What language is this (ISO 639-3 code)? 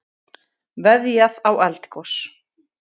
isl